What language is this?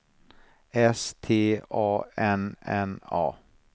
Swedish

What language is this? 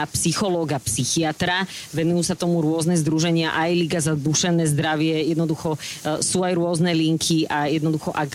Slovak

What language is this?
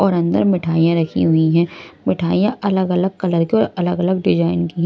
Hindi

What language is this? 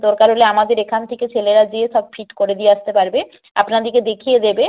Bangla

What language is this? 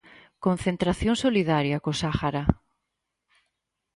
Galician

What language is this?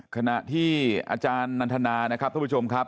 Thai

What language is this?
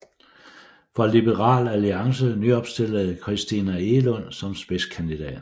Danish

